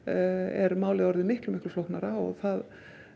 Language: Icelandic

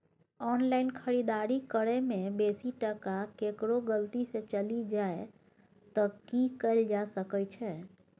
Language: Maithili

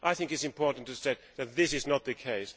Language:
English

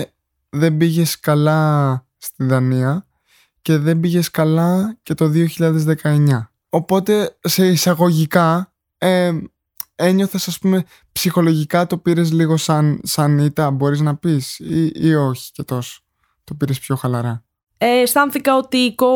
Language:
Greek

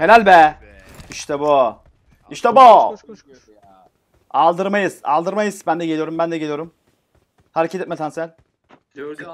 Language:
Turkish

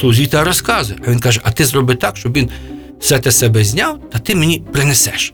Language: Ukrainian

